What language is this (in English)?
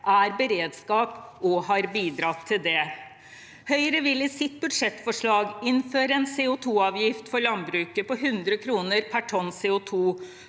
Norwegian